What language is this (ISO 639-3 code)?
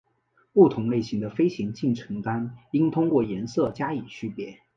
zho